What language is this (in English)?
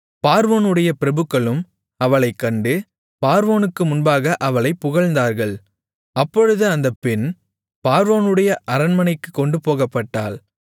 Tamil